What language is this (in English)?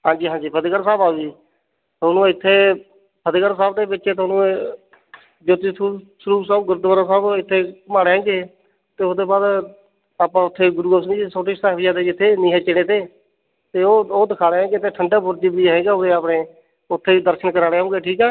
Punjabi